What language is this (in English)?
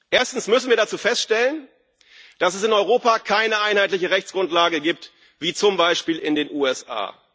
German